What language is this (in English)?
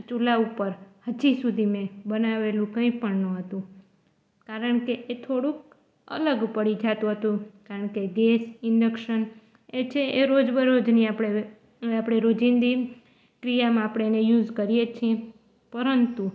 Gujarati